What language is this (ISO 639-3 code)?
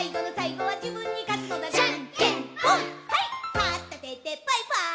jpn